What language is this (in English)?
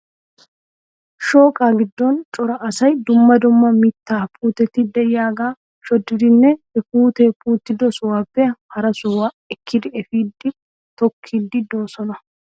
Wolaytta